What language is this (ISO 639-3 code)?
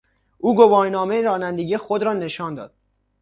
fas